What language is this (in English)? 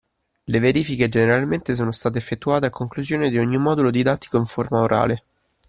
Italian